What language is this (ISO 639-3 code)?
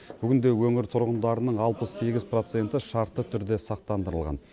kaz